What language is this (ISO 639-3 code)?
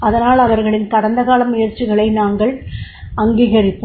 tam